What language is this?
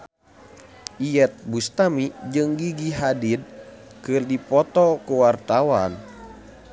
Sundanese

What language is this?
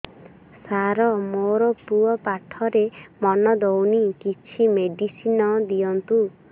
Odia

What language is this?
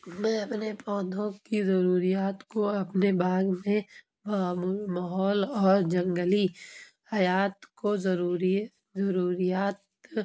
Urdu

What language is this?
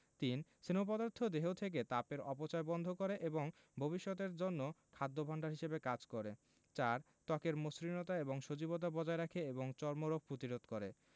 Bangla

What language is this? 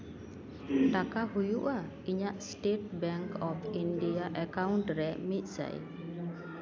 Santali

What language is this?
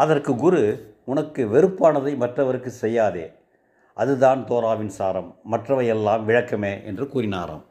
Tamil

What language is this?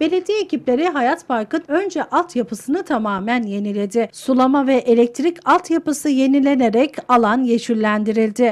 Turkish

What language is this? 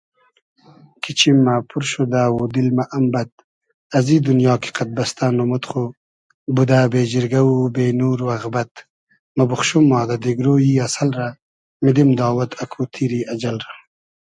Hazaragi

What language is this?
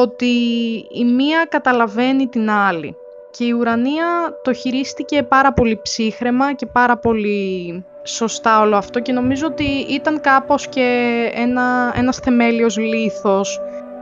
Greek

